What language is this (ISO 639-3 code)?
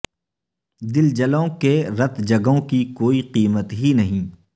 urd